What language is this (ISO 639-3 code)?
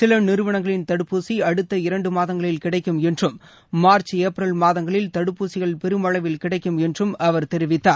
tam